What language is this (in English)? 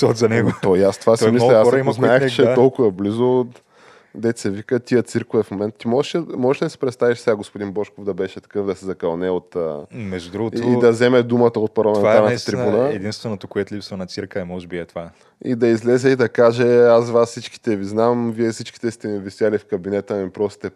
Bulgarian